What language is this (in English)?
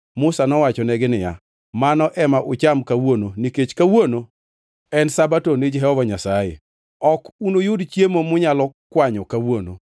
Luo (Kenya and Tanzania)